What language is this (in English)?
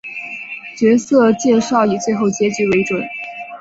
Chinese